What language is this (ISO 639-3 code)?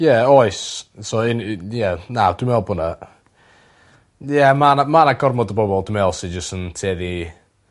cym